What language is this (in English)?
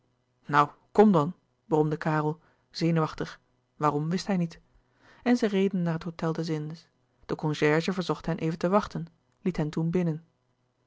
Dutch